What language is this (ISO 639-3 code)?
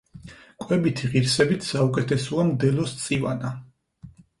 kat